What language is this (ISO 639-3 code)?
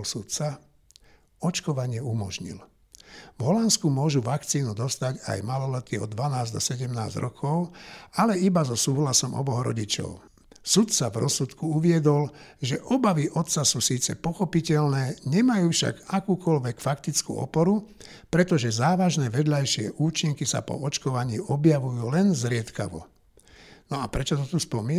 slk